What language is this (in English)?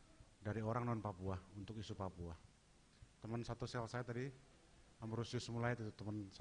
Indonesian